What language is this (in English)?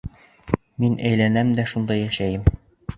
Bashkir